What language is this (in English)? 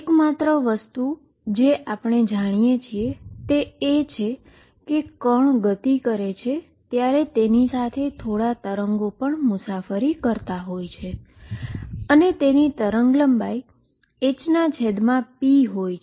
Gujarati